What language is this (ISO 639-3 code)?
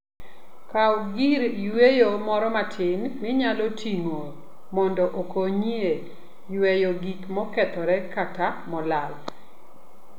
luo